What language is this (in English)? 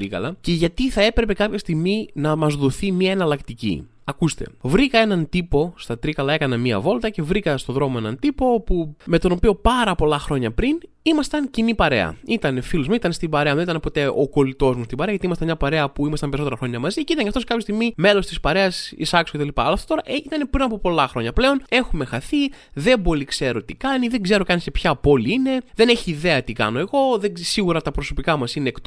Greek